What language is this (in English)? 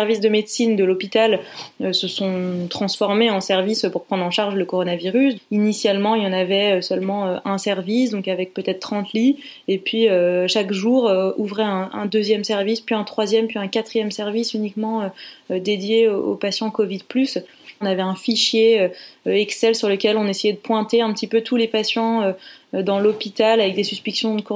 French